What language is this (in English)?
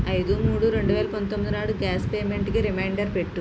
Telugu